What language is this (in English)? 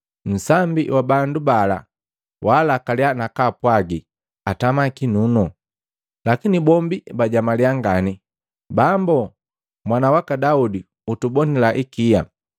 Matengo